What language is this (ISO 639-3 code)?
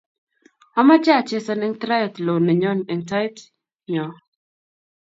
kln